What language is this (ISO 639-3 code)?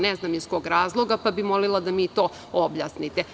srp